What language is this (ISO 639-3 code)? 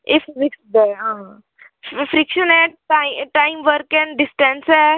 doi